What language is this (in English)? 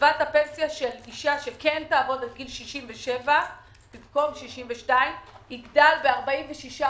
Hebrew